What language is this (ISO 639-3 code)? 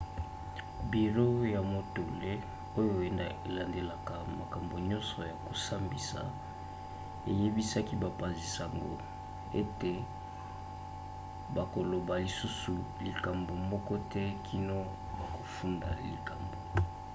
lin